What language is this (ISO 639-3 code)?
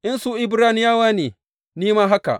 hau